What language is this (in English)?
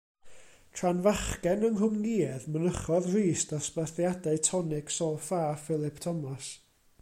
Welsh